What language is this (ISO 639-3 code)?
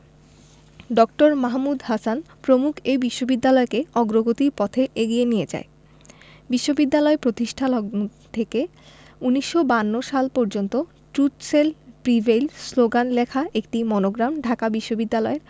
ben